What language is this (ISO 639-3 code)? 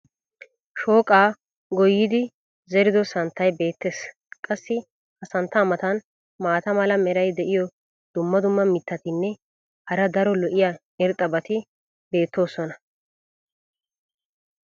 wal